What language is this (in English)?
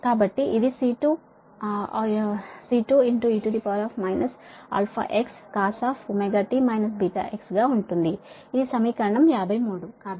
Telugu